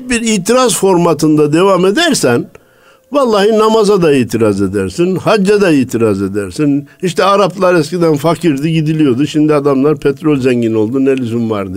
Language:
Turkish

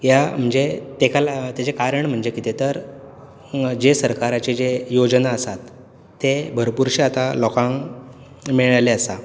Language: Konkani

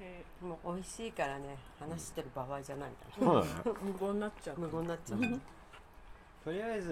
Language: Japanese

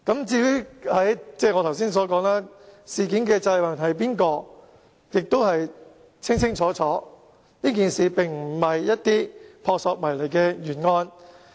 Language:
Cantonese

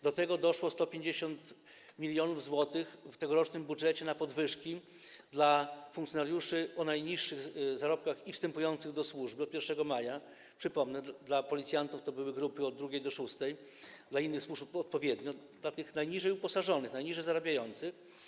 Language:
Polish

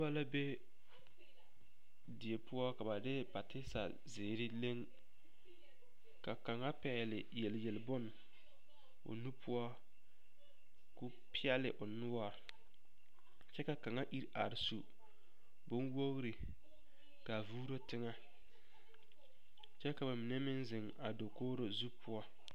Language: Southern Dagaare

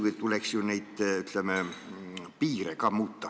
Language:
Estonian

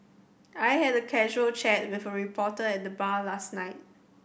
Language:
English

